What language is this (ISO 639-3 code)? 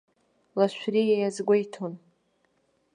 abk